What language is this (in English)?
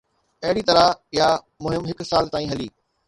Sindhi